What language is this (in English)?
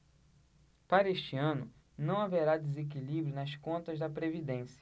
Portuguese